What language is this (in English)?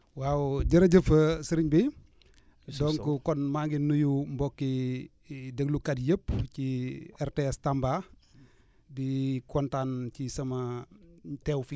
Wolof